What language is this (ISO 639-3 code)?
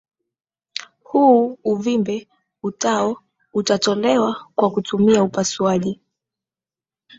swa